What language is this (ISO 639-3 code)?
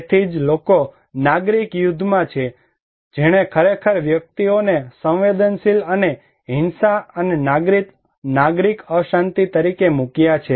guj